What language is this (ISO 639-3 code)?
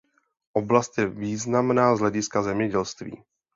ces